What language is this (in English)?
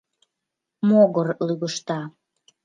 Mari